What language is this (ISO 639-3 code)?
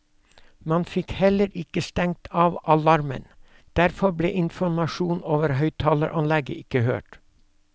nor